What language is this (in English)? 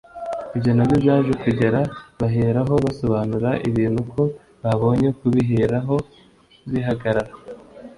Kinyarwanda